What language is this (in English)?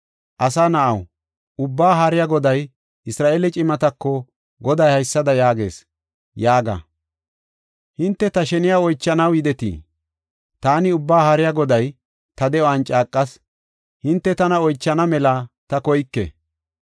Gofa